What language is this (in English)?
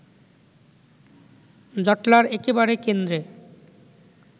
Bangla